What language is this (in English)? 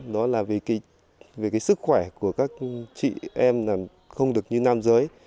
Vietnamese